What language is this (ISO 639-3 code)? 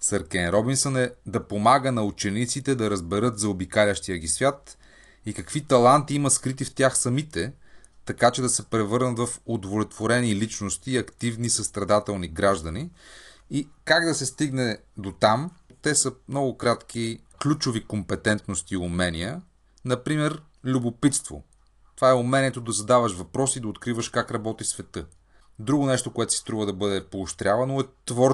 bul